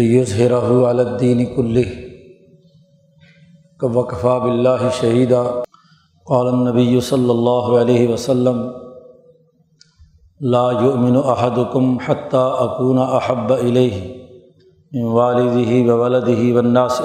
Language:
Urdu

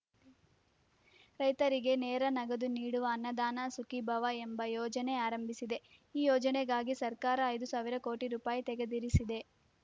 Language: Kannada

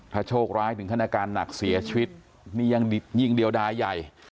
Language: Thai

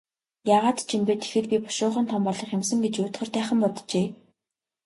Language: Mongolian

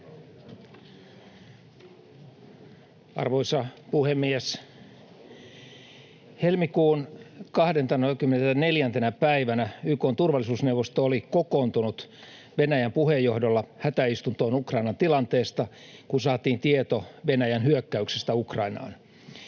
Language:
Finnish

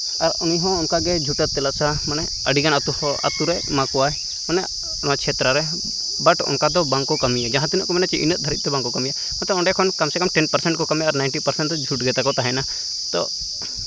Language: Santali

